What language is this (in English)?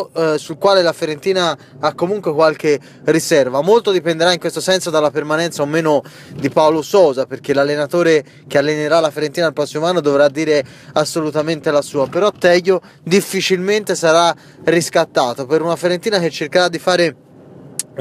Italian